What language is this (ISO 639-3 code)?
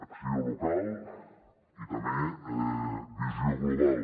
cat